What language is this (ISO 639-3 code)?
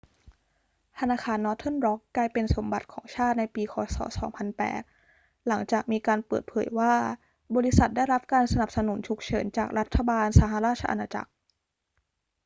tha